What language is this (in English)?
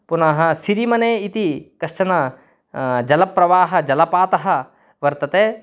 Sanskrit